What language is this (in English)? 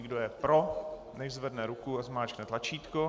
Czech